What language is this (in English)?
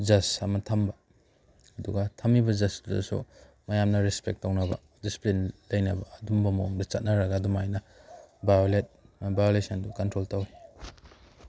Manipuri